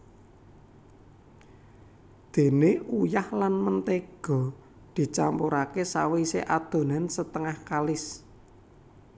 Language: Javanese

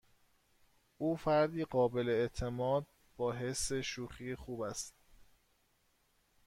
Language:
Persian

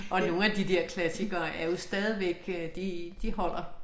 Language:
Danish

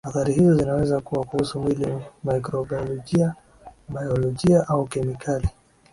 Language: Swahili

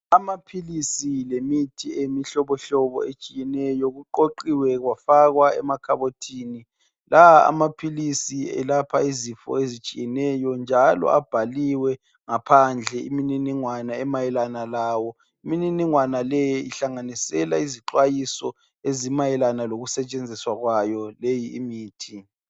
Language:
North Ndebele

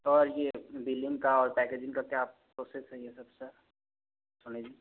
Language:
Hindi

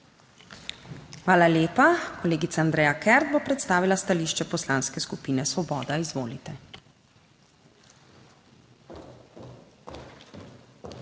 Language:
Slovenian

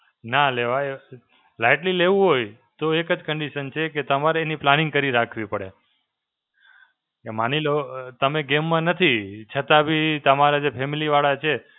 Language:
Gujarati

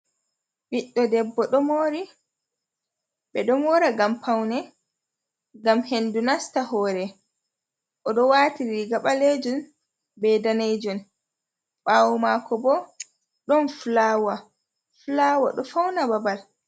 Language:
Fula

